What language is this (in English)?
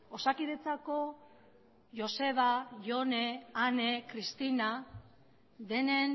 Basque